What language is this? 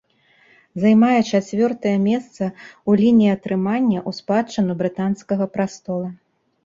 Belarusian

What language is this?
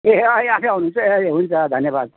Nepali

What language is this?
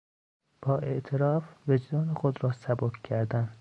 Persian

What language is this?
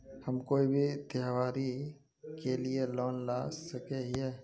Magahi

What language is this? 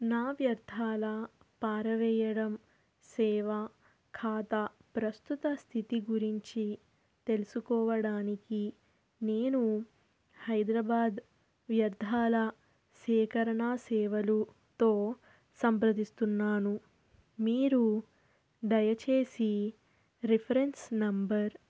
Telugu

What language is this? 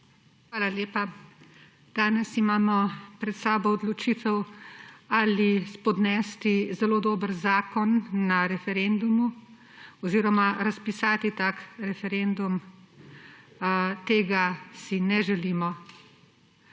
Slovenian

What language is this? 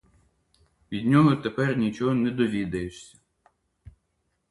Ukrainian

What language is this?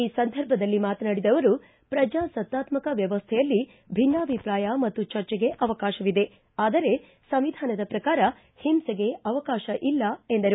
Kannada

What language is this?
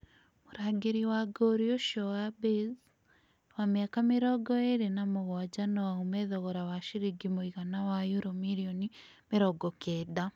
Kikuyu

